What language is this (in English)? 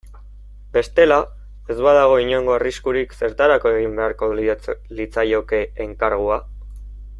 Basque